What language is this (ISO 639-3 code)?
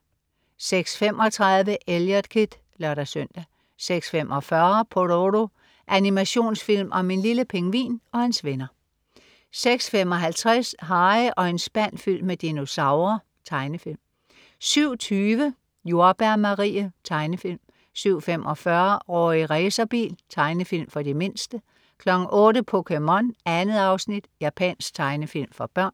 dan